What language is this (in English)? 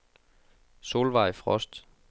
Danish